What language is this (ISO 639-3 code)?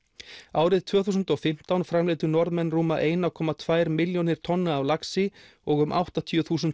isl